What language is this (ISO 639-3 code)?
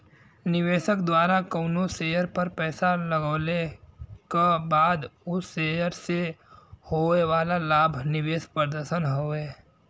bho